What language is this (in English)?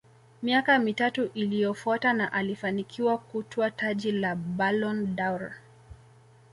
Swahili